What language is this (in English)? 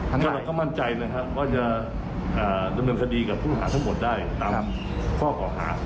Thai